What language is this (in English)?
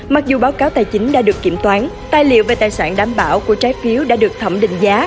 Vietnamese